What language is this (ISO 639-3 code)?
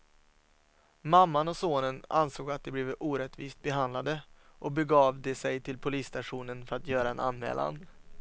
swe